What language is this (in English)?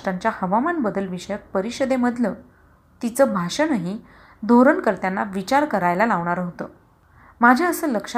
Marathi